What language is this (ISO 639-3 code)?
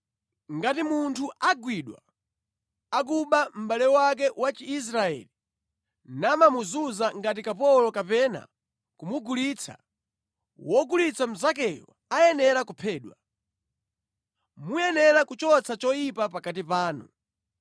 nya